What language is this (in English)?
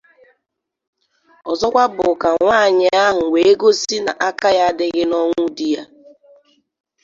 Igbo